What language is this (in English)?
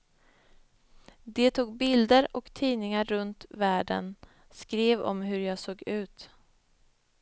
Swedish